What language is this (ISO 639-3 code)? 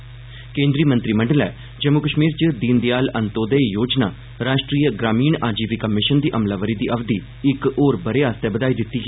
doi